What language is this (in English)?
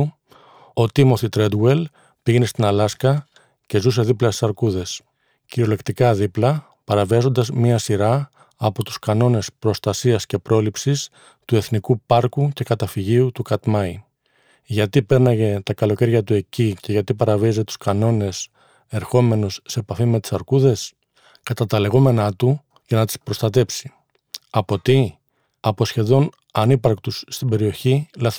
Greek